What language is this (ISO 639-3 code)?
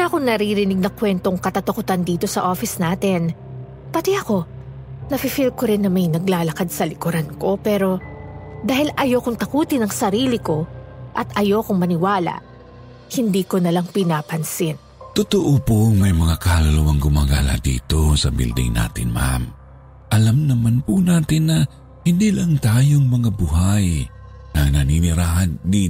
fil